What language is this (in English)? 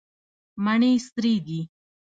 Pashto